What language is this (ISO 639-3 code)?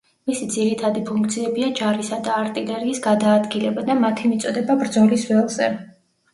kat